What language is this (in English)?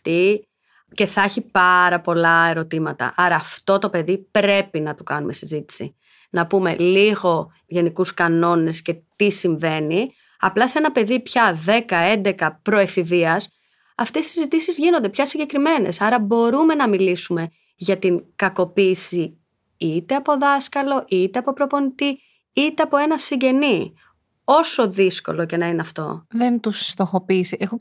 Greek